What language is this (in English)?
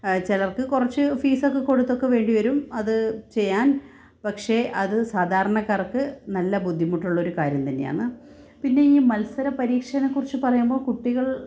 Malayalam